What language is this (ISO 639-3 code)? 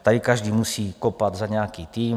ces